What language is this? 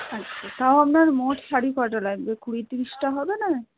Bangla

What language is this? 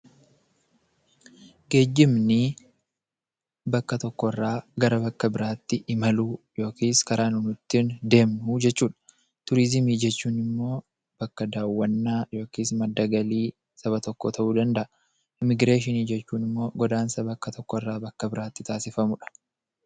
Oromo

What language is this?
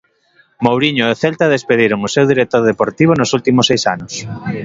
Galician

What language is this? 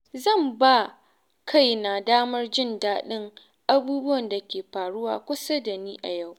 Hausa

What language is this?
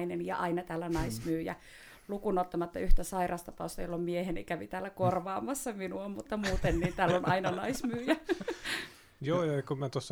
Finnish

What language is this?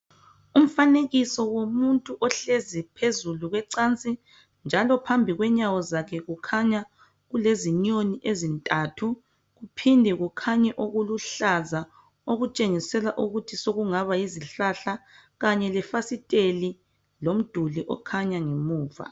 North Ndebele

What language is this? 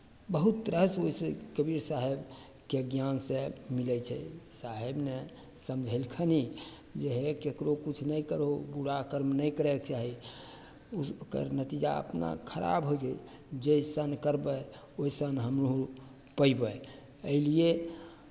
Maithili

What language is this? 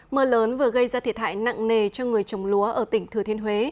Vietnamese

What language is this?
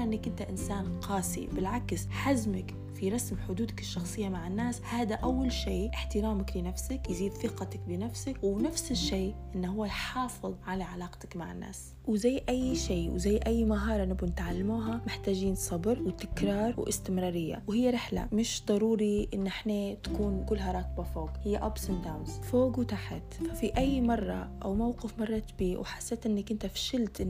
Arabic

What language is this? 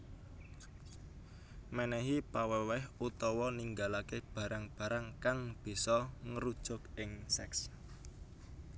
Javanese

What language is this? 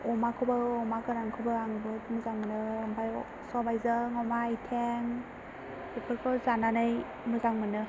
Bodo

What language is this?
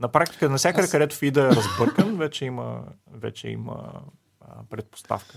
Bulgarian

